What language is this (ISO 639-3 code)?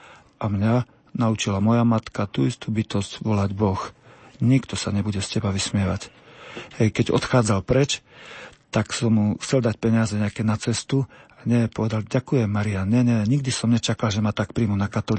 slk